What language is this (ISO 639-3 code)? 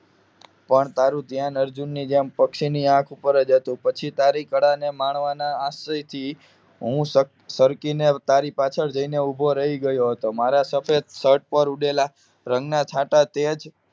guj